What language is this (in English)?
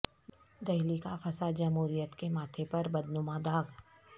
Urdu